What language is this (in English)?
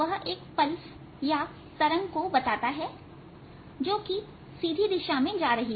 Hindi